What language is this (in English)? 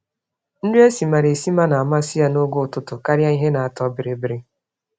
Igbo